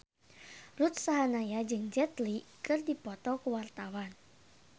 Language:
Sundanese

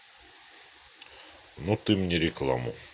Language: Russian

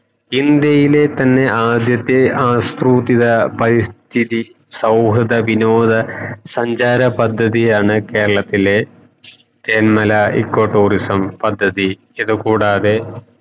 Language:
Malayalam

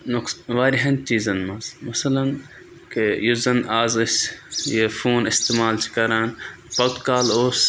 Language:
Kashmiri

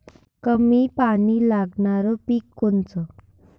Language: Marathi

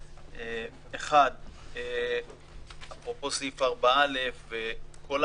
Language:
Hebrew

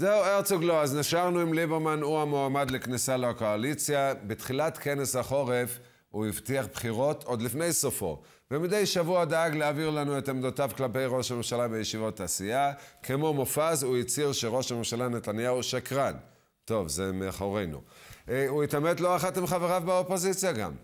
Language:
Hebrew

